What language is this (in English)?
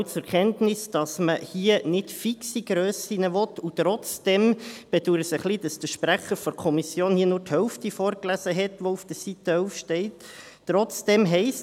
Swiss German